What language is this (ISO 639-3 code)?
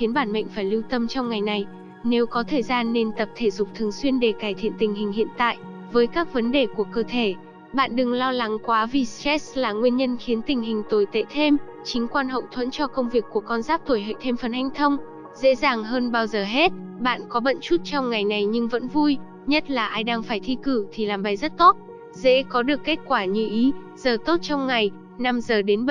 vie